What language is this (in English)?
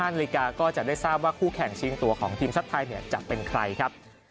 Thai